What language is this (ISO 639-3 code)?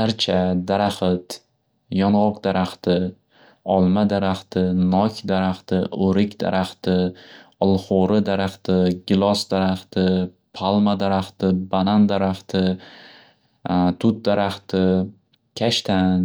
uzb